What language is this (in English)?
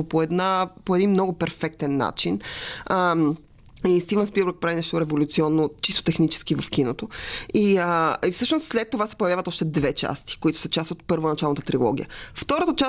Bulgarian